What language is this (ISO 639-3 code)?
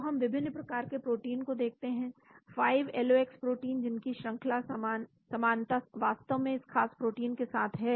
hin